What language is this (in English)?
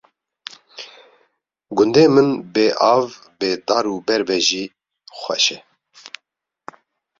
Kurdish